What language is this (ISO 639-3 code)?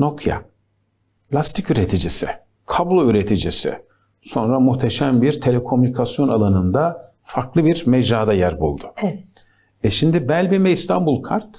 tur